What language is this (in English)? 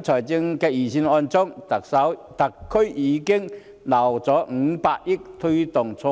Cantonese